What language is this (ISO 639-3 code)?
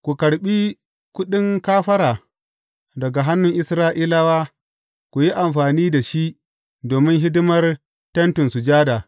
hau